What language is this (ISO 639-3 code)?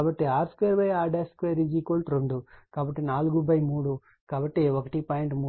tel